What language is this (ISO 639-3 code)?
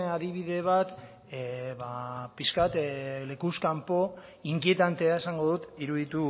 eus